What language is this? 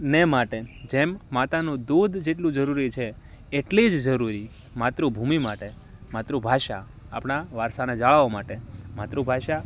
Gujarati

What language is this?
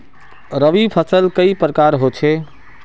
Magahi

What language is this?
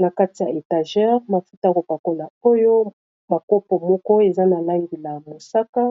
Lingala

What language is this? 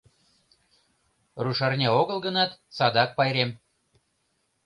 Mari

